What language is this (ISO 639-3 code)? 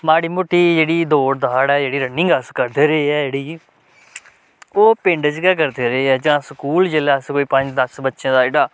doi